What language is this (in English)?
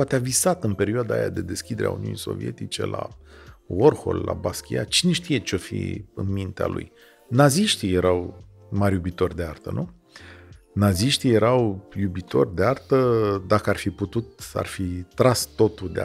Romanian